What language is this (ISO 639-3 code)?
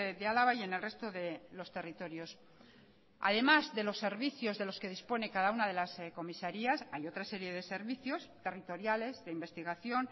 spa